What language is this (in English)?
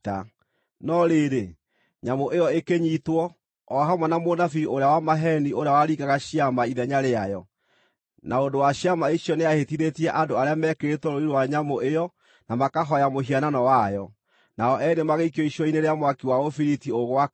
Kikuyu